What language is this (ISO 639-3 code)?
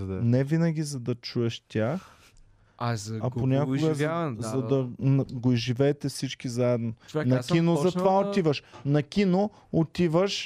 bul